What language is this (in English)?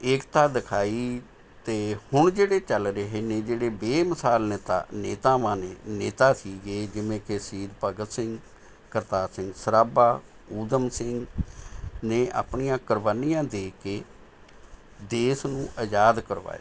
Punjabi